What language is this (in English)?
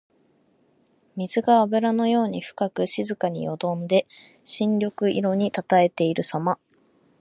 Japanese